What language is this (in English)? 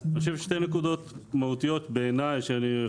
Hebrew